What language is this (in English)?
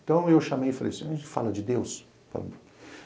Portuguese